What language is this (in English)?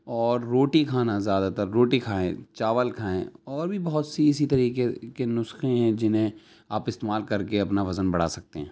Urdu